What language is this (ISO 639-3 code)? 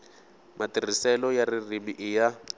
tso